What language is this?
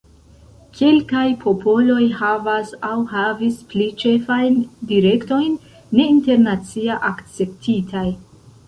Esperanto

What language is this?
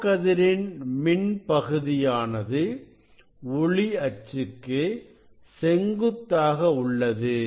Tamil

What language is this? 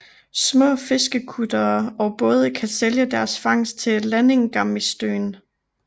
Danish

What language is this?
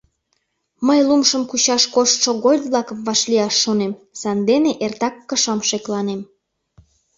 Mari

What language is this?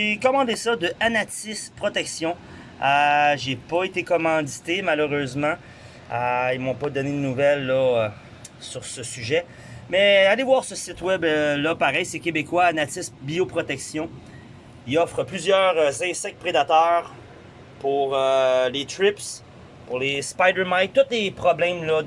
French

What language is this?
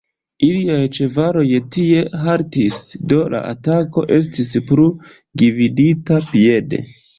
Esperanto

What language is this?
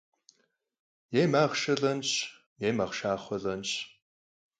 Kabardian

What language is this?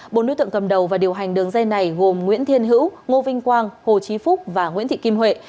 Vietnamese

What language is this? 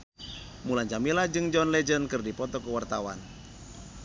Sundanese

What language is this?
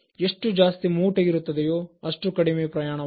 Kannada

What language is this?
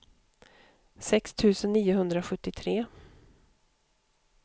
Swedish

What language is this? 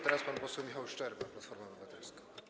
Polish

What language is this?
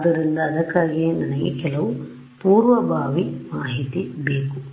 Kannada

